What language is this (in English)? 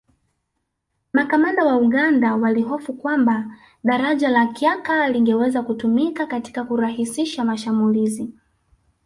Swahili